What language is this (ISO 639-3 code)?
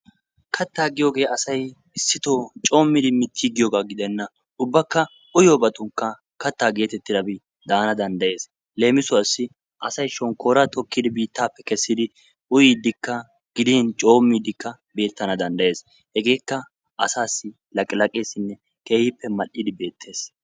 wal